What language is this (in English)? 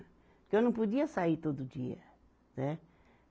Portuguese